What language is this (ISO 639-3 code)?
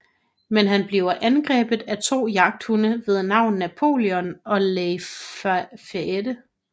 dan